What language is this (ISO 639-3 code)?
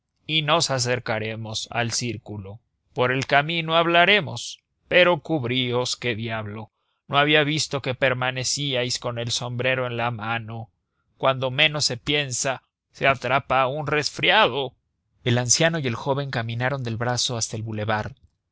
spa